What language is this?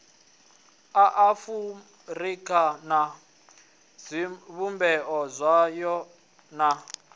Venda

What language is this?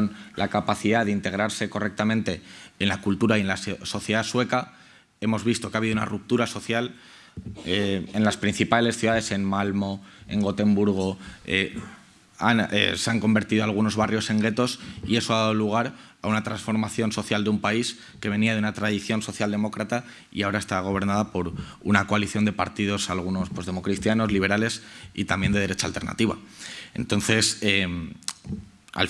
Spanish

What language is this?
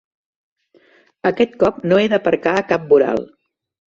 Catalan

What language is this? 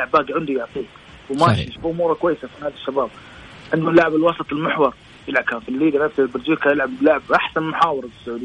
Arabic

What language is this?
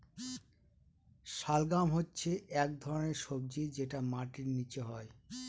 Bangla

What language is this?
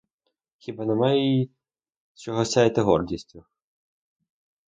Ukrainian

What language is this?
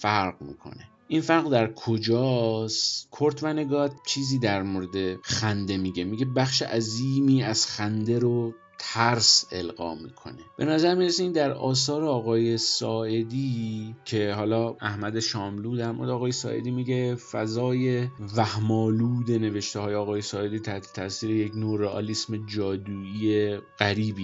Persian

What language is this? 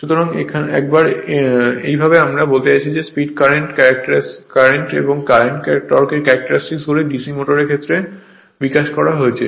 Bangla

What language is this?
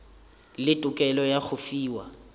Northern Sotho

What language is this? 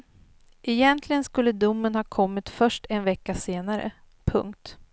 Swedish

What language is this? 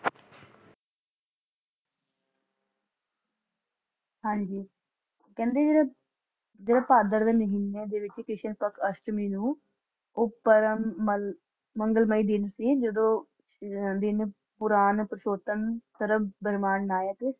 Punjabi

